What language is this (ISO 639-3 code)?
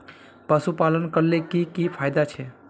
mag